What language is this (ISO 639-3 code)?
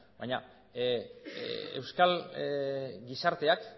eus